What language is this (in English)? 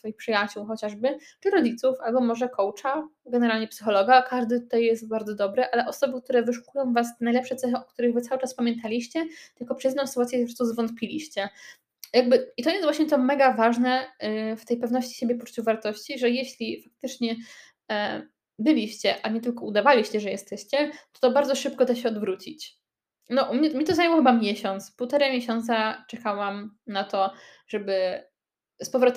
Polish